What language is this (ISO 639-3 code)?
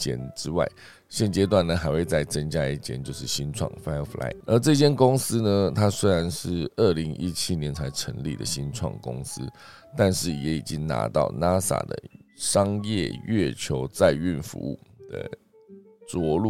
zho